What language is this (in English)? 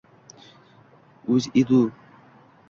Uzbek